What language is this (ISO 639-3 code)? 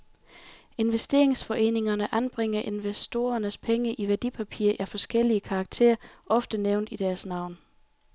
dan